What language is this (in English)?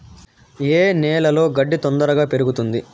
Telugu